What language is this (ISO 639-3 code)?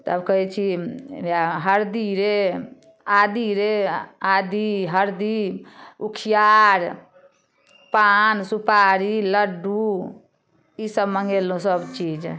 mai